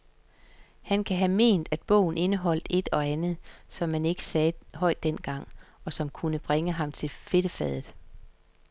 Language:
Danish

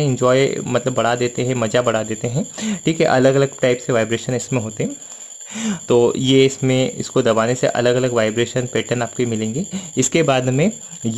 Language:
Hindi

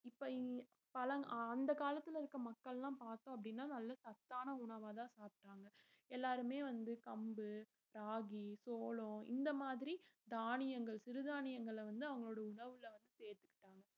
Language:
Tamil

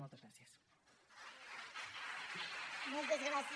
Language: Catalan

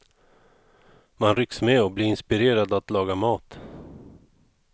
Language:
Swedish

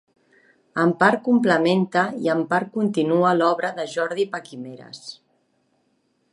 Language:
Catalan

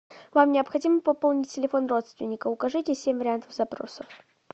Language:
Russian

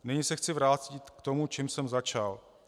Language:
Czech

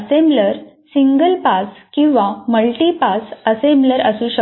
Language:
Marathi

